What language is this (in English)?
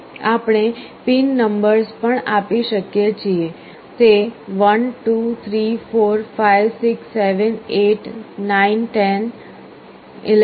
Gujarati